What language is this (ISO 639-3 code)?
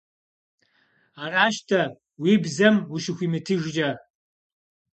kbd